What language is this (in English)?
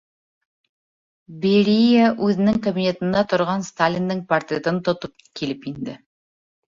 Bashkir